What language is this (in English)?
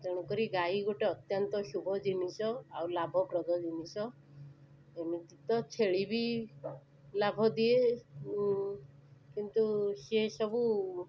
Odia